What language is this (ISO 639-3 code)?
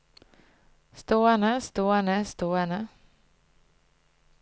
nor